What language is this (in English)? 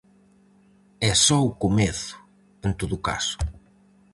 Galician